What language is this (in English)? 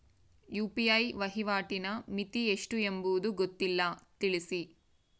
Kannada